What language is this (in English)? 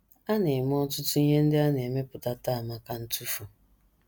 Igbo